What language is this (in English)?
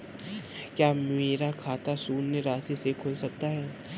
Hindi